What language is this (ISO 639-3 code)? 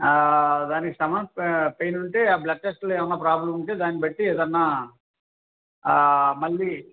tel